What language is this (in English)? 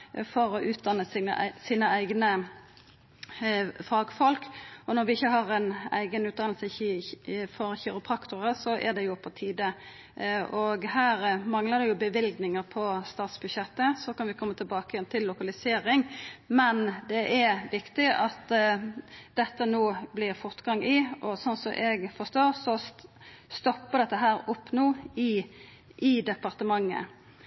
Norwegian Nynorsk